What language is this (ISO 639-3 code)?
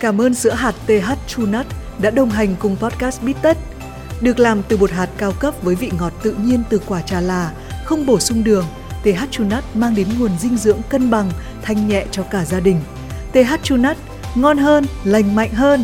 vie